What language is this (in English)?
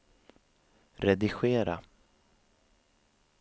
Swedish